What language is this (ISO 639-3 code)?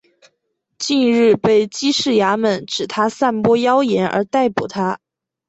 zho